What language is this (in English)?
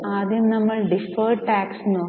Malayalam